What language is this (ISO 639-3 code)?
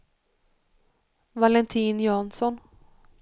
swe